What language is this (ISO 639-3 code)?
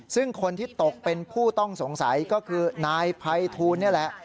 tha